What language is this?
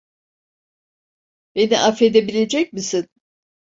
Turkish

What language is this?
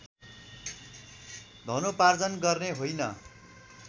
Nepali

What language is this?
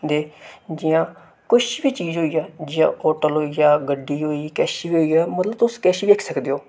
Dogri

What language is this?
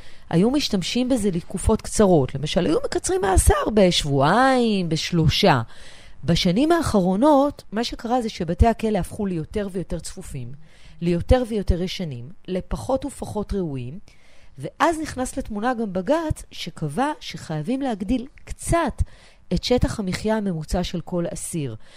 Hebrew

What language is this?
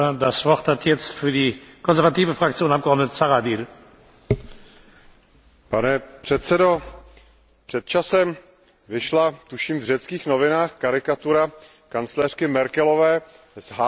Czech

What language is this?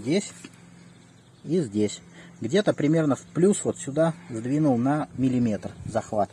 Russian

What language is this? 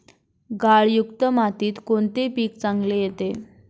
Marathi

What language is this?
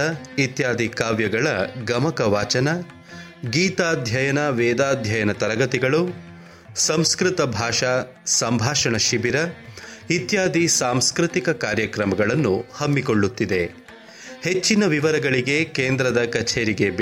Kannada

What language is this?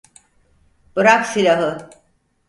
Turkish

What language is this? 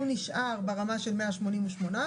Hebrew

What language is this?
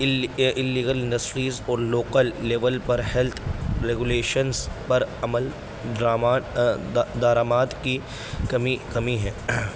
Urdu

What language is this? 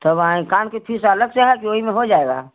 Hindi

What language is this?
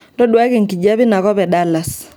Masai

